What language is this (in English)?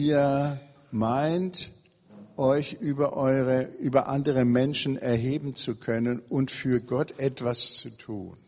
German